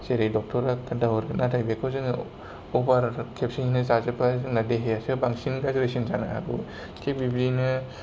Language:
Bodo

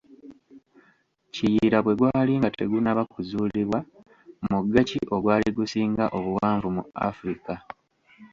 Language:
Ganda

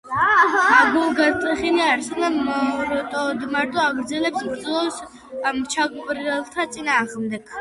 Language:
Georgian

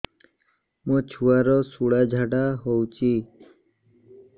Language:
Odia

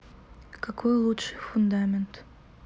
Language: Russian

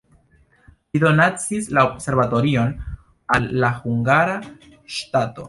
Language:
Esperanto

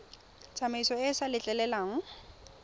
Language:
Tswana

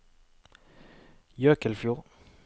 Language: Norwegian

